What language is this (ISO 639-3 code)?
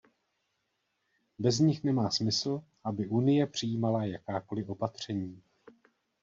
ces